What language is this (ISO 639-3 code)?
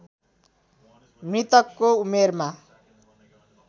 nep